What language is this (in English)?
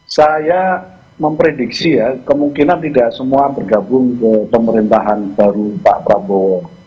Indonesian